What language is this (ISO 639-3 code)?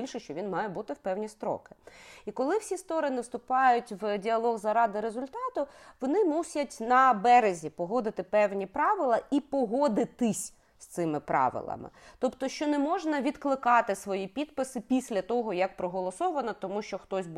ukr